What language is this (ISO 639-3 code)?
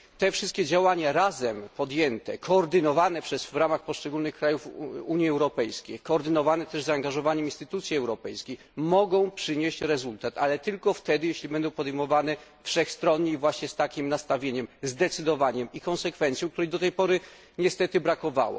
pol